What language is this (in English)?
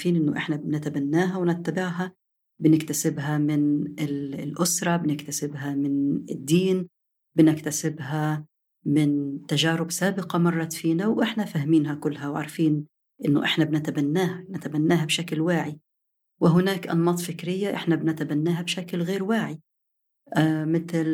Arabic